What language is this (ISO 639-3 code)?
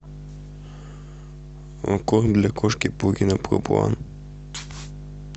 rus